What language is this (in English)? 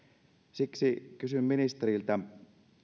Finnish